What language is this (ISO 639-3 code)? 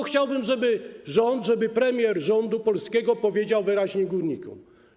pol